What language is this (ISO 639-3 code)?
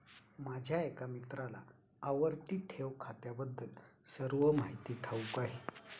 mar